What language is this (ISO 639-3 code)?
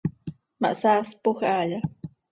sei